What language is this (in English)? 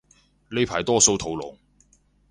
Cantonese